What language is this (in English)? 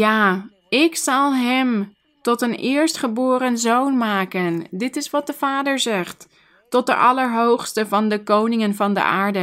Dutch